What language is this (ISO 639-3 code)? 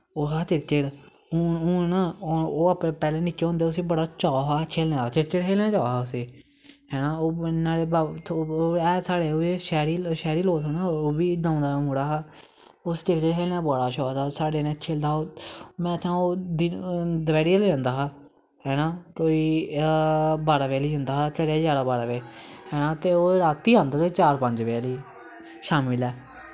doi